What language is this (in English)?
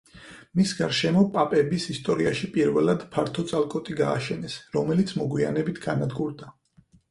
Georgian